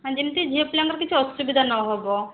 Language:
Odia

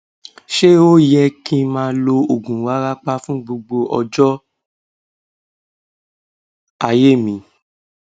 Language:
Yoruba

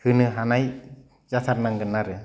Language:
Bodo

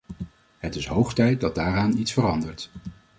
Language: Dutch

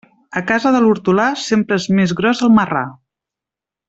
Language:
Catalan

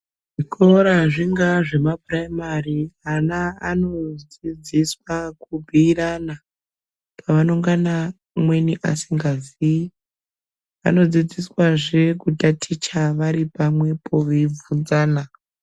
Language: Ndau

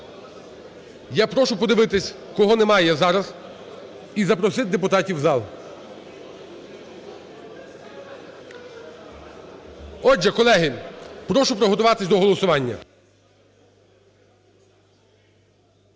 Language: Ukrainian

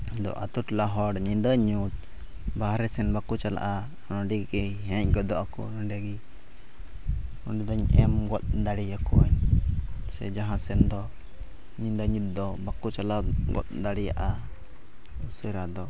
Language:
Santali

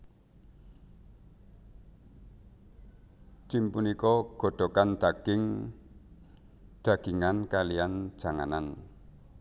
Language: Javanese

